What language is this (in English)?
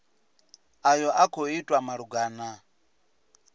Venda